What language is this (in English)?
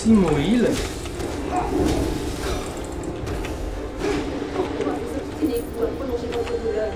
French